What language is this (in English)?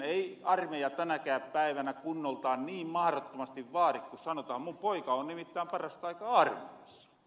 Finnish